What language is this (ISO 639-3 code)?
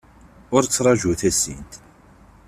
kab